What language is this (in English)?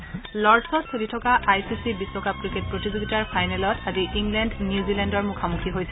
Assamese